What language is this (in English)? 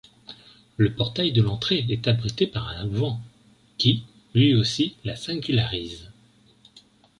French